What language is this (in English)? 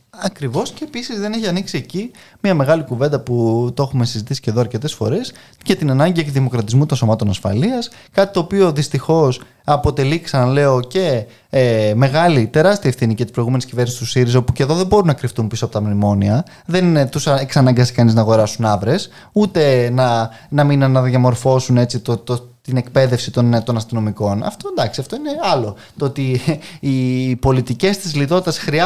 Greek